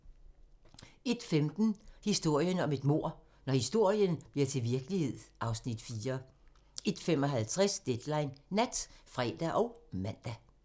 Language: Danish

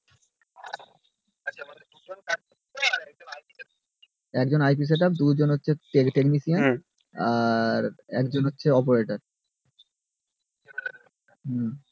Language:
Bangla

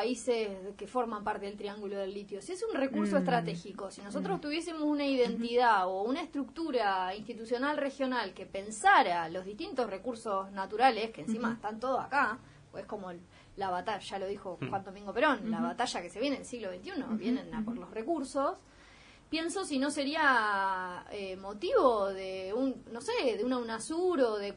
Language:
Spanish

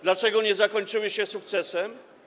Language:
Polish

